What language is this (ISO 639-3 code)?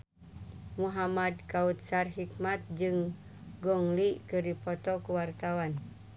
sun